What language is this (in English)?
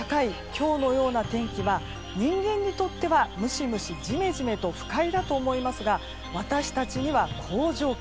Japanese